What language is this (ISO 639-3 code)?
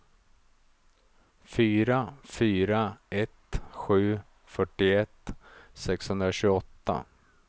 swe